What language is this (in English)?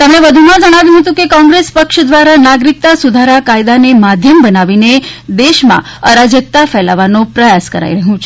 Gujarati